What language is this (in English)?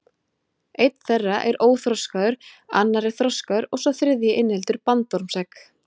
Icelandic